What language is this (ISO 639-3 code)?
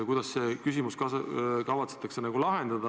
est